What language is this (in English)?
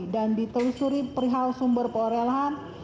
Indonesian